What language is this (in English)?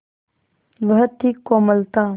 Hindi